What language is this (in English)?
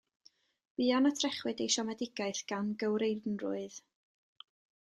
Welsh